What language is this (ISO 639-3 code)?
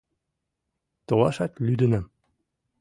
chm